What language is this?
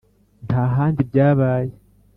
Kinyarwanda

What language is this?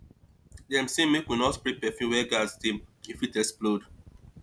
Nigerian Pidgin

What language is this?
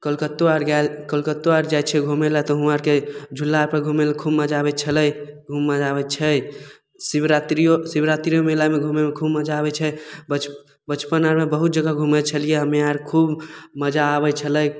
Maithili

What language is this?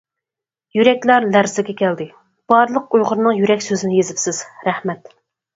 Uyghur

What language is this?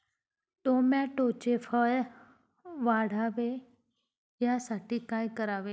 Marathi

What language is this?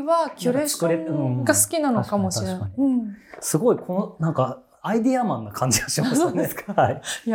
Japanese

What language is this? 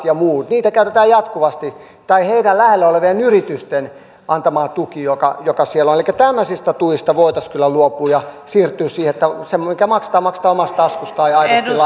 Finnish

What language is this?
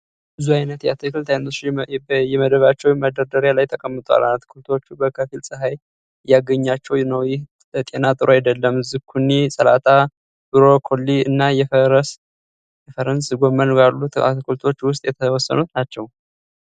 Amharic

